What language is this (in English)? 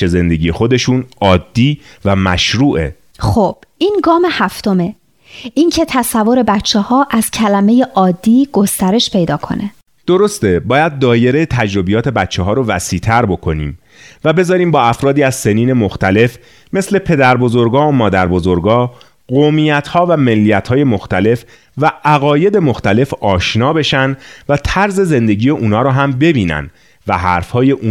Persian